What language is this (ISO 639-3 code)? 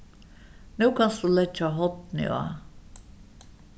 fao